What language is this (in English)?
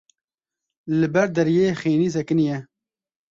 Kurdish